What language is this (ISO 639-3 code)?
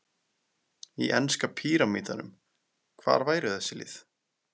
isl